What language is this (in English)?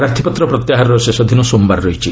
Odia